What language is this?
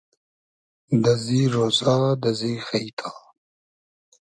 Hazaragi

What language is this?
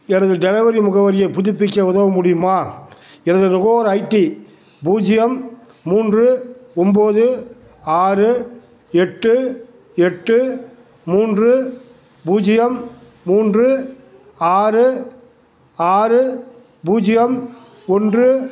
Tamil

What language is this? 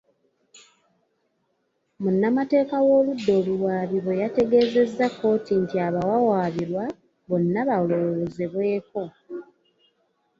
Ganda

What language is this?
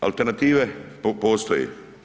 Croatian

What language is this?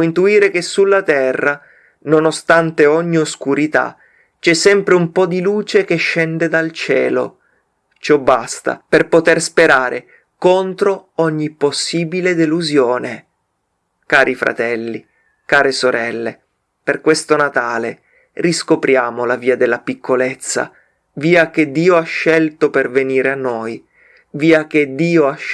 Italian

